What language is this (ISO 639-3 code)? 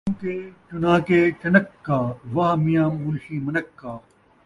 skr